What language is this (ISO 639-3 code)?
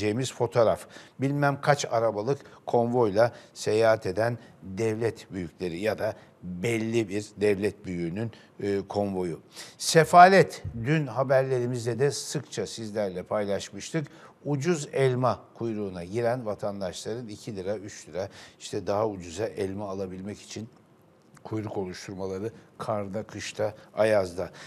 tur